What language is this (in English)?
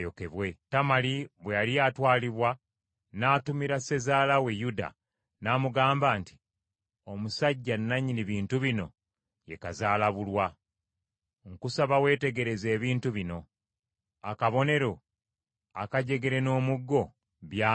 Ganda